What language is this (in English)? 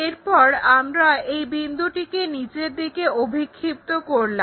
Bangla